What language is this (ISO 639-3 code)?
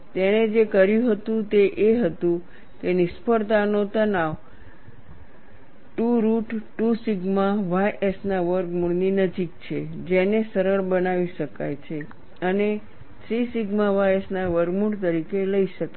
guj